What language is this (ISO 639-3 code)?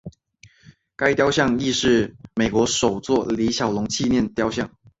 zho